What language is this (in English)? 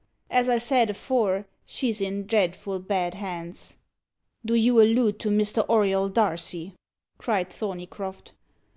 English